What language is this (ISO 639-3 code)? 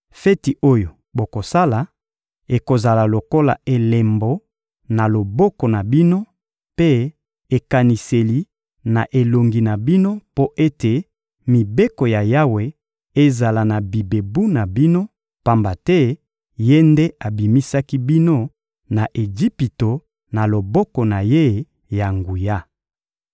lin